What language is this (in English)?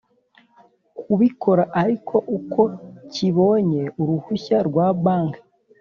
Kinyarwanda